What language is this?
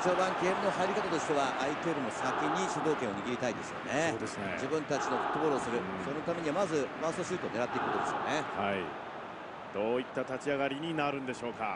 Japanese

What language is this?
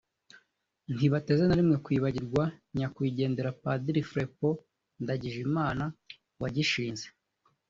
Kinyarwanda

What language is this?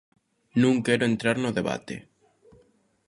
Galician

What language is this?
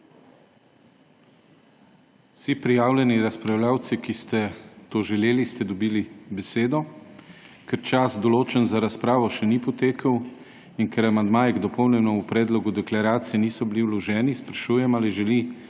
Slovenian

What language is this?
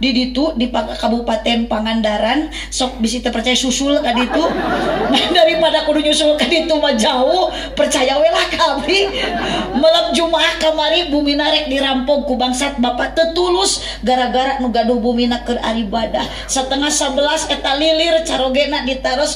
Indonesian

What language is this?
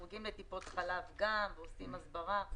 Hebrew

